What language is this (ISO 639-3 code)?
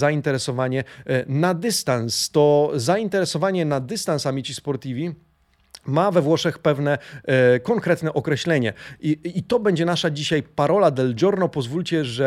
pol